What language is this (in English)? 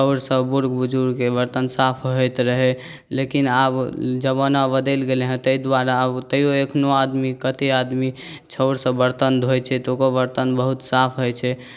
Maithili